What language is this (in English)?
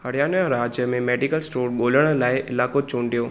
Sindhi